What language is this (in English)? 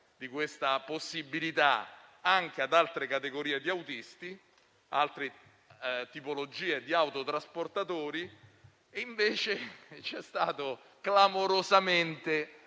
Italian